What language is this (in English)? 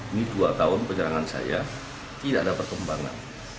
Indonesian